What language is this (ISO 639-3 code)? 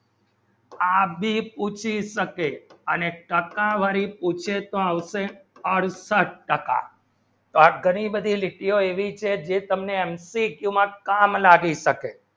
guj